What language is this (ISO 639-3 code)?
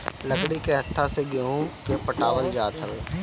bho